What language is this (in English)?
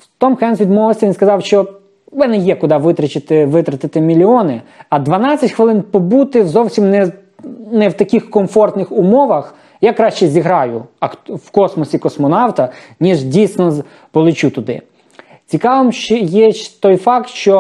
Ukrainian